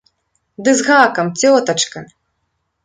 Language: Belarusian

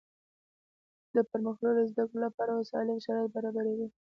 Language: Pashto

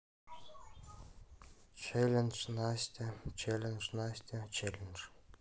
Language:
Russian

